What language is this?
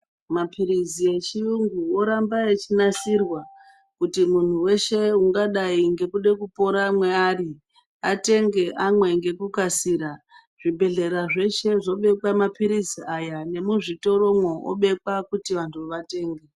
Ndau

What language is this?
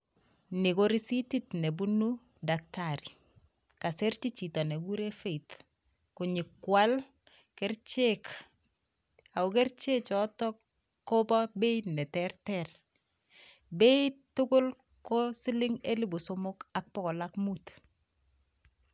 Kalenjin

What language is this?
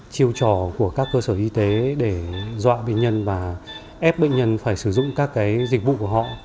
Vietnamese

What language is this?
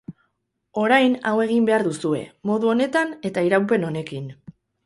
Basque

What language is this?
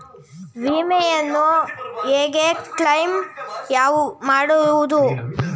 Kannada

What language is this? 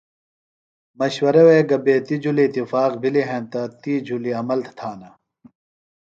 Phalura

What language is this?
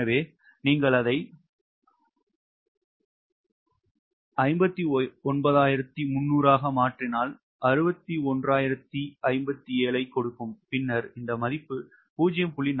Tamil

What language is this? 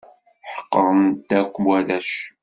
Kabyle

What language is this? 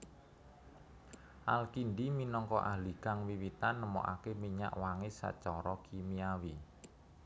Javanese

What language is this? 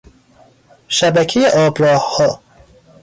Persian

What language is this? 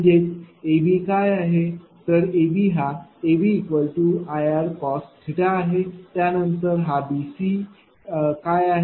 Marathi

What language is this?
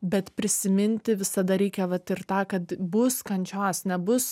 Lithuanian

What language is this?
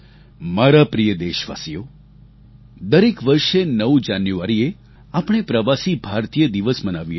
Gujarati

